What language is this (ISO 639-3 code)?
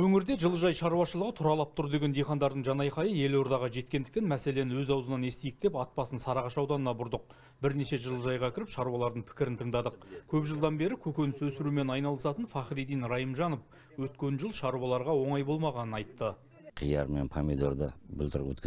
tur